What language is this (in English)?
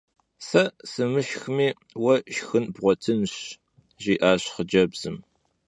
Kabardian